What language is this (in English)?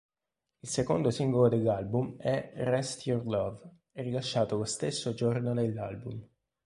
Italian